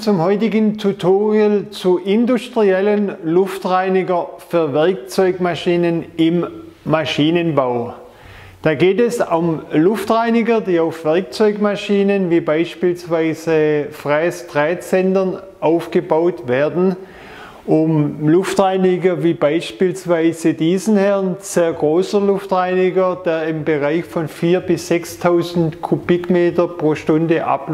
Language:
German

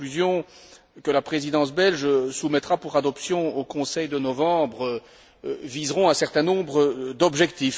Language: French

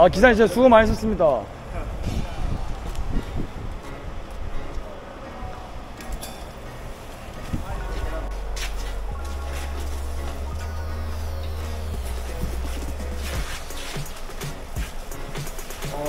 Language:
Korean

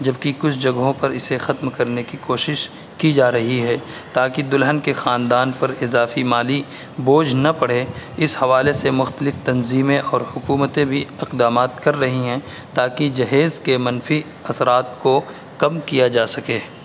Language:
Urdu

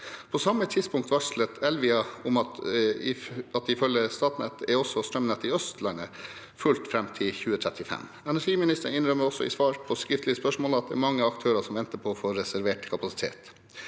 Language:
Norwegian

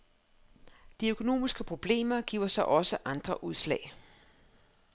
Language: Danish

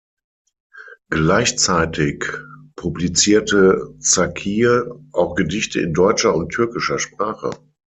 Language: German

